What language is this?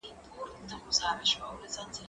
Pashto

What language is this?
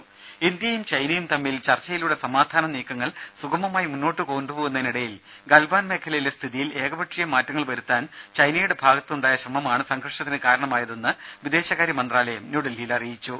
Malayalam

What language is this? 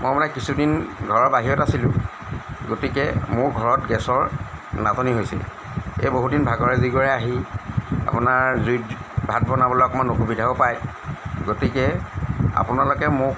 Assamese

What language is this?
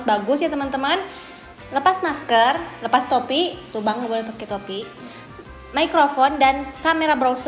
Indonesian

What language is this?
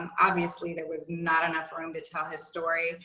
English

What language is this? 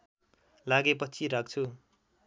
Nepali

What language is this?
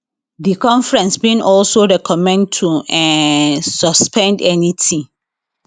Nigerian Pidgin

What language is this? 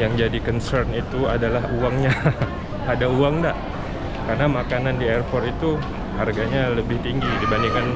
Indonesian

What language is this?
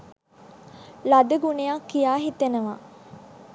Sinhala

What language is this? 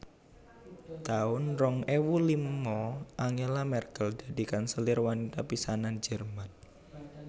Javanese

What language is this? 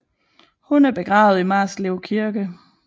Danish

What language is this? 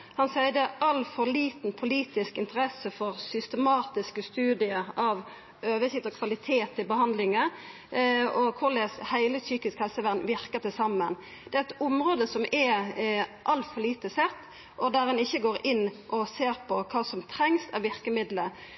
Norwegian Nynorsk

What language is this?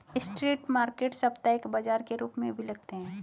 Hindi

